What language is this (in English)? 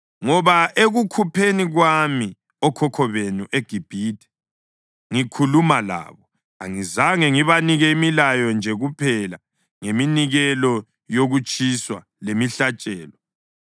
North Ndebele